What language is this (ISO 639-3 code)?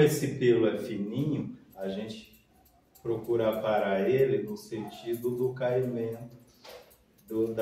por